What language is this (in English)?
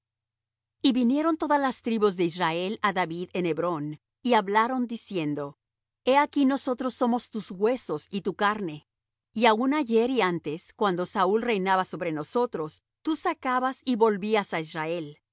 Spanish